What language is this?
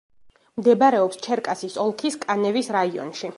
Georgian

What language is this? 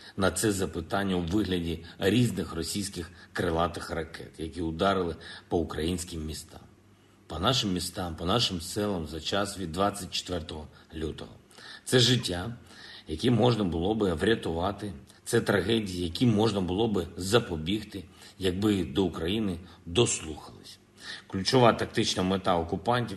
Ukrainian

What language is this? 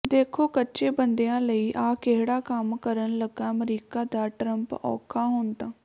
Punjabi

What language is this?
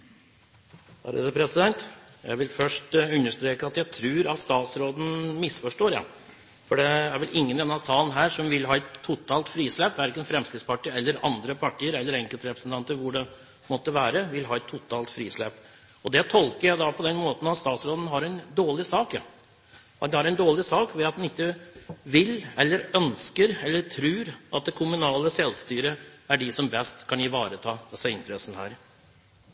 Norwegian Bokmål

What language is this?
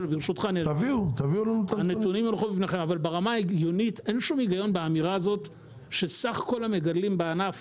Hebrew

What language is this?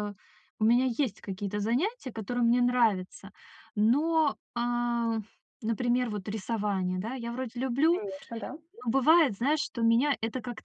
Russian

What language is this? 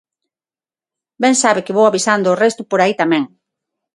Galician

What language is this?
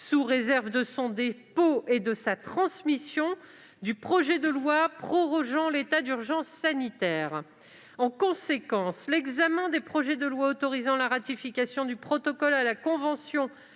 French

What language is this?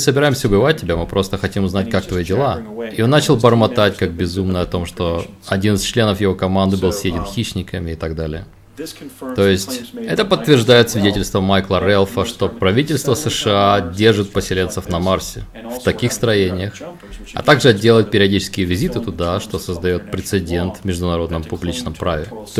Russian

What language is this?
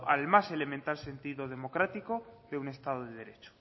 Spanish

